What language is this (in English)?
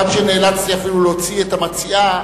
Hebrew